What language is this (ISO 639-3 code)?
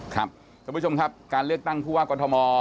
tha